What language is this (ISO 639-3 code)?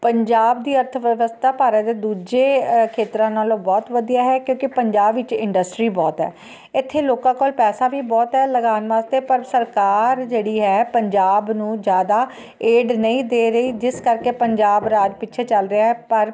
pan